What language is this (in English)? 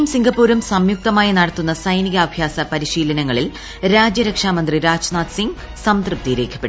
Malayalam